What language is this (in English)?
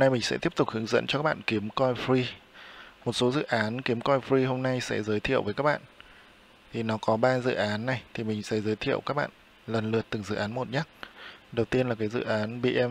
Vietnamese